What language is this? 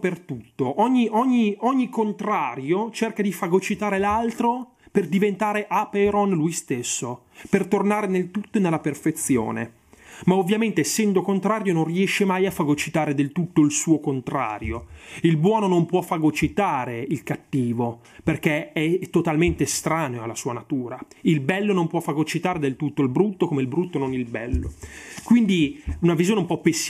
Italian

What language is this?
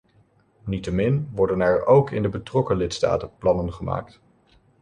Dutch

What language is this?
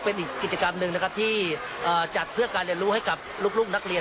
Thai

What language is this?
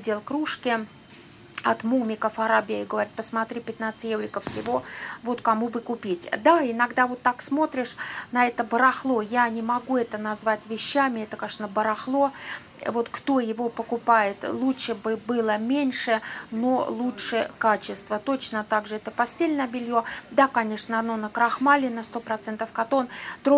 Russian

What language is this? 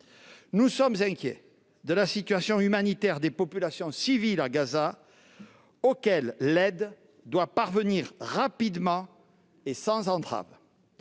French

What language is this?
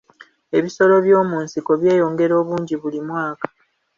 Ganda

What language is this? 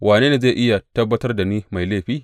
Hausa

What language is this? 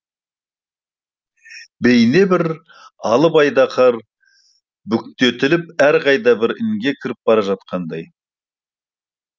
Kazakh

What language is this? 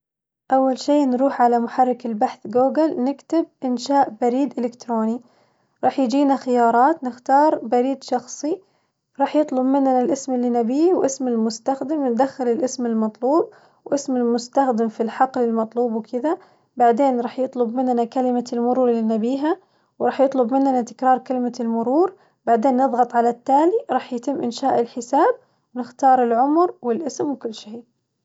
Najdi Arabic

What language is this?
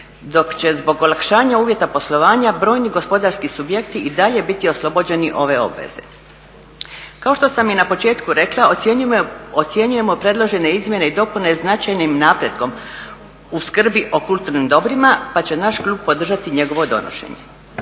Croatian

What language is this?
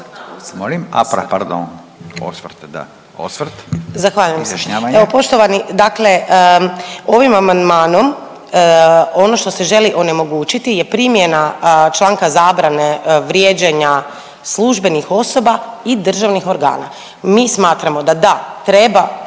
Croatian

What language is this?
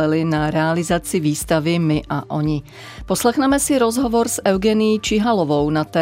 Czech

